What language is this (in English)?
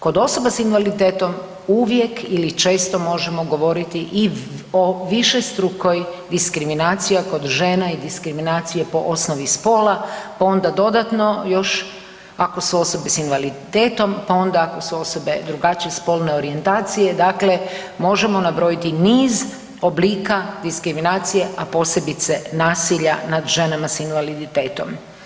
Croatian